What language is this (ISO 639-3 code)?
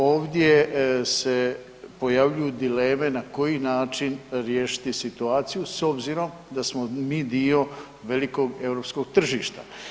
hrv